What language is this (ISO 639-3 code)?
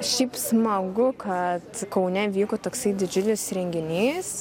lit